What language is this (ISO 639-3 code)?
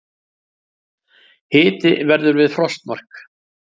isl